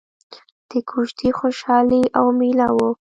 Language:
Pashto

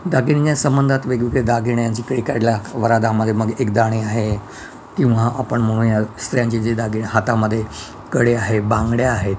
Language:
Marathi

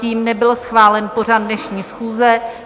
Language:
Czech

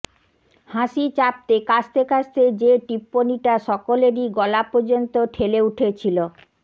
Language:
Bangla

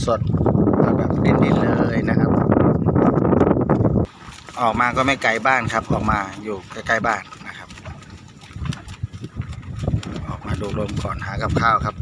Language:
Thai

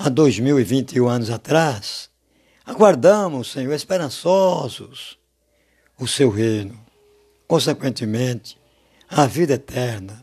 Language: Portuguese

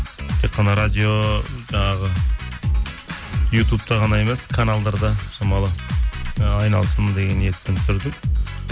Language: Kazakh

